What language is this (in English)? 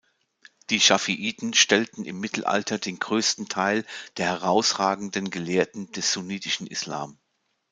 German